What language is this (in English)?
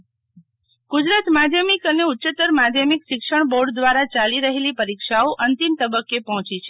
Gujarati